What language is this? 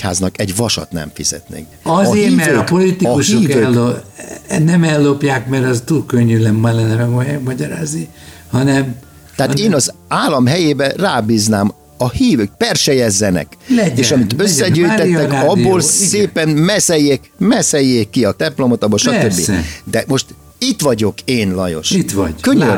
Hungarian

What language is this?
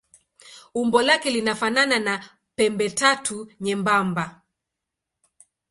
Swahili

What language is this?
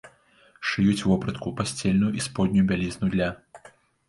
Belarusian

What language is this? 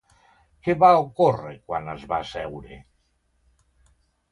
Catalan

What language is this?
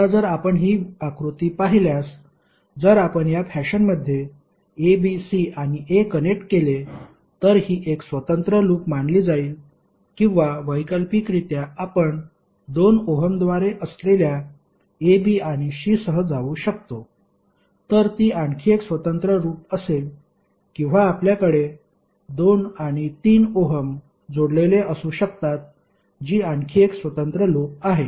Marathi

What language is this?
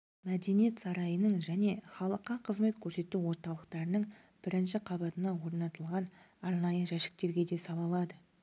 Kazakh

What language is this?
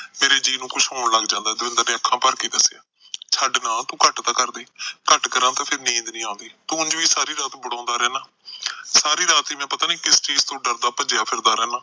Punjabi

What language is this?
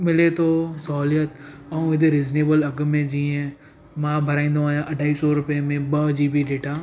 Sindhi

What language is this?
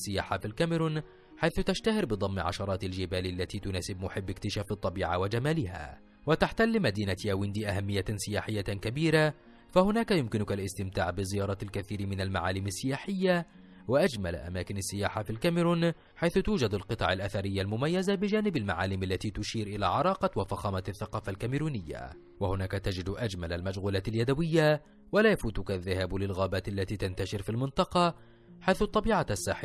Arabic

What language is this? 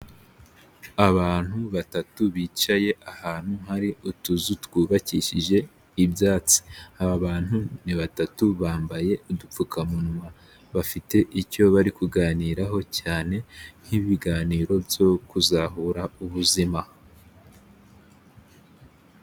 Kinyarwanda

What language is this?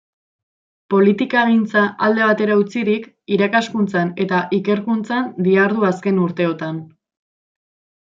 Basque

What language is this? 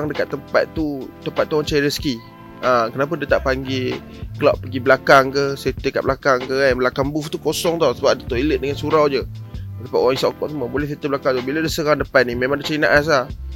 Malay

